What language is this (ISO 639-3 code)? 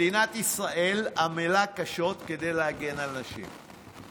heb